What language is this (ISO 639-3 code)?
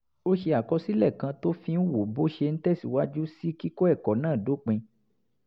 yor